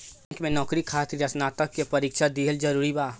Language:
Bhojpuri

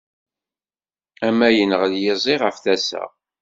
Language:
Kabyle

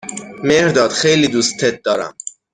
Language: Persian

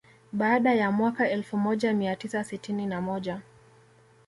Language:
Swahili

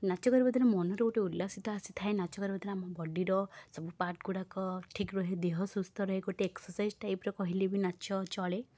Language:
Odia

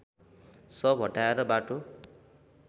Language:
Nepali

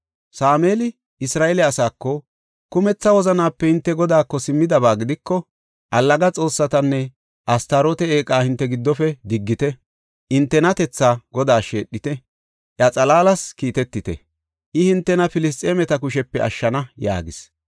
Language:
Gofa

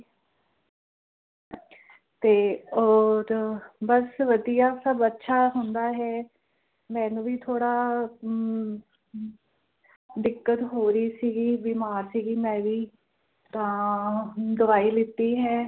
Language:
Punjabi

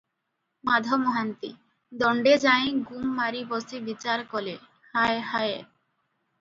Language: Odia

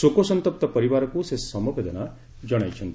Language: Odia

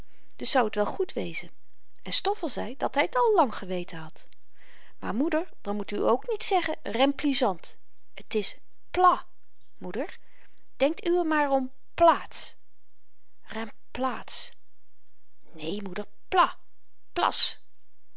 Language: Dutch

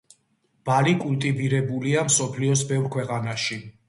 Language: Georgian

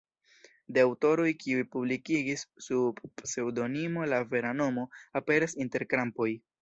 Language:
Esperanto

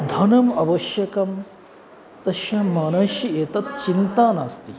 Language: Sanskrit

